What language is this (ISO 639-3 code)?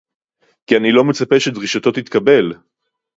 heb